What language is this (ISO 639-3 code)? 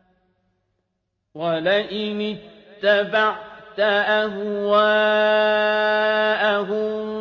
ara